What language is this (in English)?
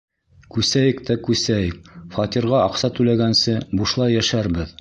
Bashkir